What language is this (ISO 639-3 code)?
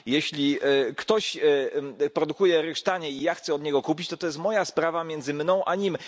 pol